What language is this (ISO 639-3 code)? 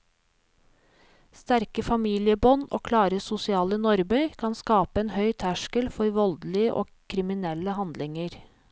nor